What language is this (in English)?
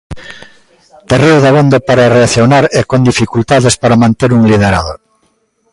Galician